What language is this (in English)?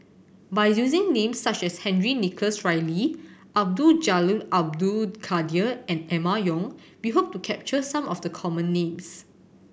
English